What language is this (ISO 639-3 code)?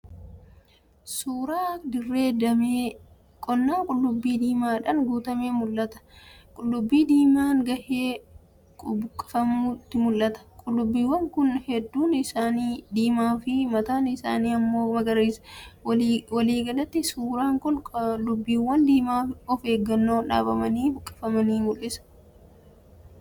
orm